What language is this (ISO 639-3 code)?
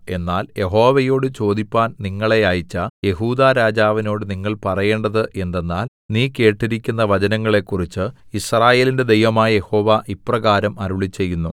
mal